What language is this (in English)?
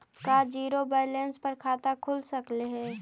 Magahi